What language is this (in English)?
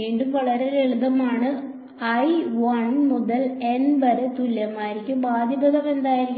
Malayalam